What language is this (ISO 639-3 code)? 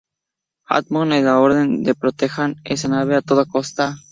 spa